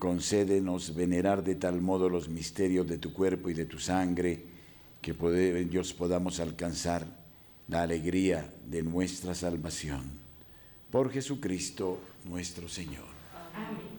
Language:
Spanish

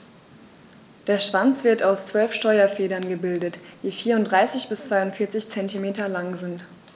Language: German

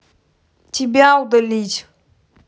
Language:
Russian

